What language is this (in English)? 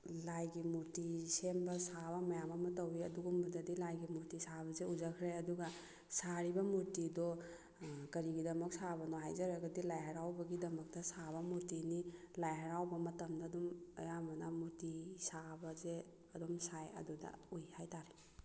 Manipuri